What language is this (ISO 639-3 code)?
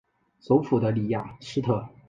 zho